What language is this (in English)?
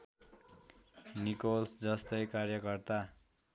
Nepali